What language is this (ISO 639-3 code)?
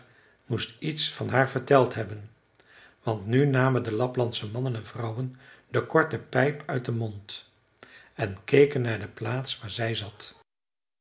nld